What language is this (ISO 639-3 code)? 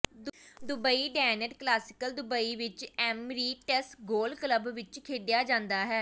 pan